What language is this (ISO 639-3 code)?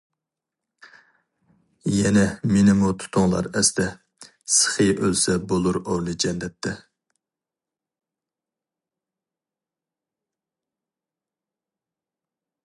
uig